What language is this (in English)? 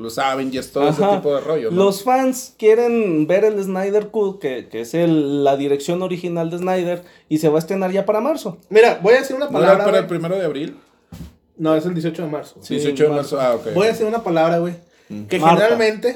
Spanish